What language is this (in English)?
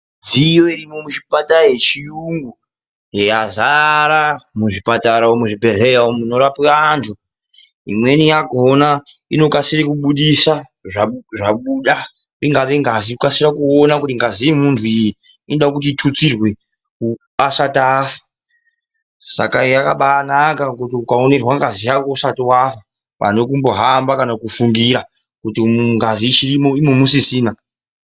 Ndau